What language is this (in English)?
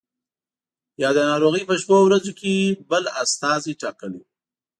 Pashto